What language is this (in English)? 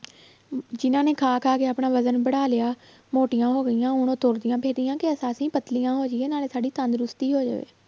Punjabi